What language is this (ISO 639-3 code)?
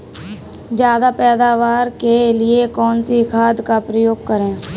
hin